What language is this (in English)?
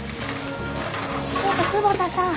Japanese